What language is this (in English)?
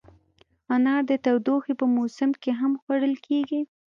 Pashto